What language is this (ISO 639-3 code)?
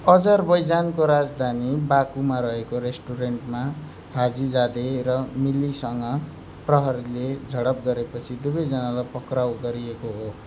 nep